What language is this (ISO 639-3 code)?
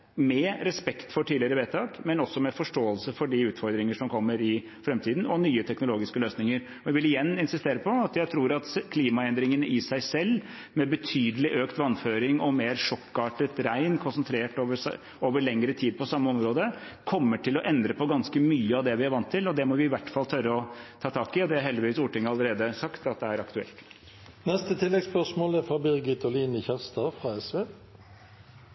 nor